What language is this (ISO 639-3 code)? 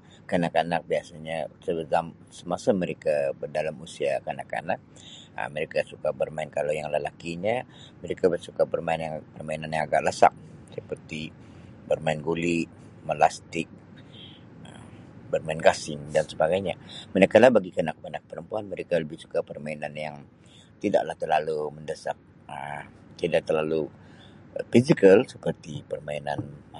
msi